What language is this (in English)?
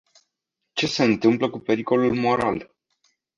Romanian